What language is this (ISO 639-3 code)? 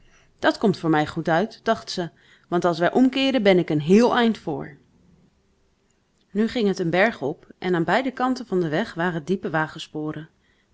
nld